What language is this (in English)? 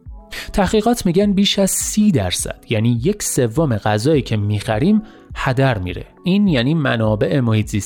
Persian